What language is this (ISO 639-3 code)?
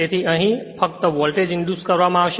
guj